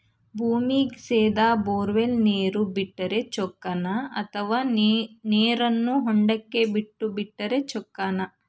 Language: Kannada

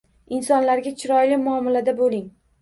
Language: Uzbek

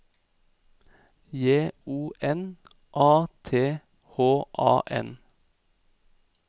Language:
Norwegian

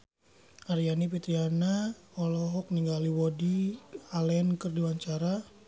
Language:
Sundanese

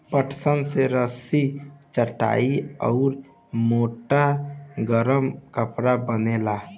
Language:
Bhojpuri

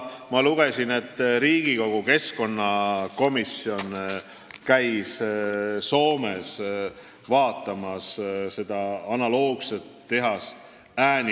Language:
Estonian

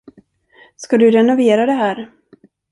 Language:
Swedish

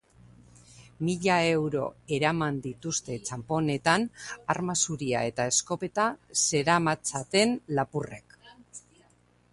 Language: Basque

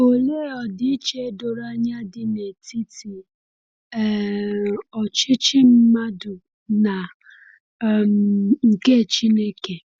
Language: Igbo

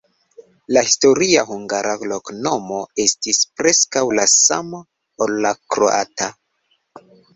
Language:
Esperanto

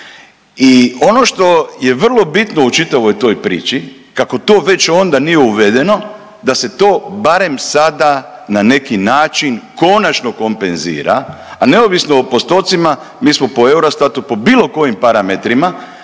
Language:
Croatian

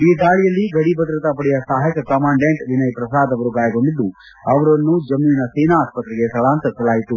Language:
Kannada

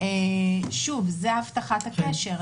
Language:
Hebrew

